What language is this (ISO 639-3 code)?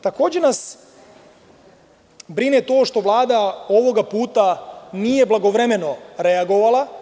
srp